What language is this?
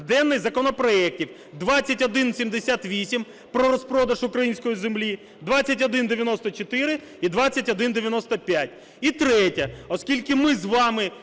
Ukrainian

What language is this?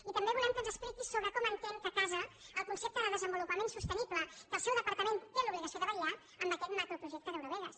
Catalan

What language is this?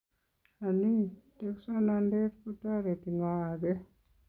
Kalenjin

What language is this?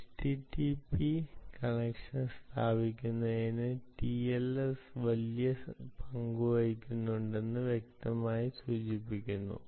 Malayalam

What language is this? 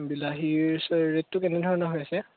Assamese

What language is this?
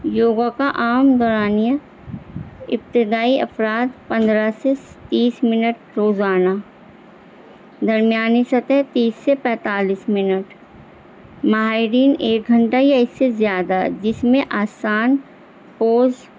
Urdu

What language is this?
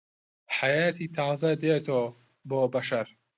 Central Kurdish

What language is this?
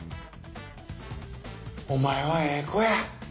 Japanese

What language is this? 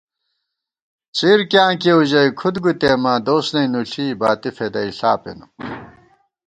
Gawar-Bati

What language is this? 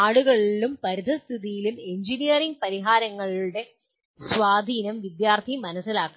Malayalam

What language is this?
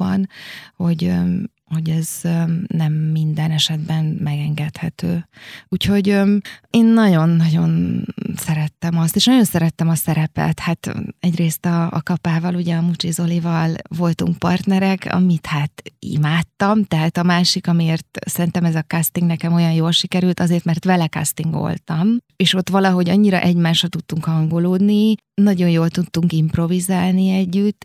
Hungarian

